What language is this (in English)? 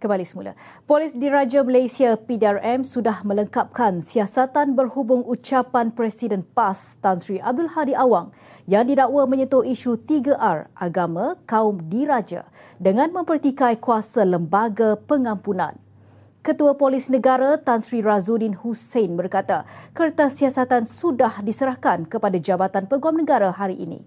Malay